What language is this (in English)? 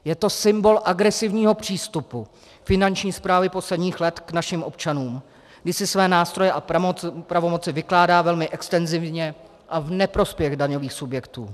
Czech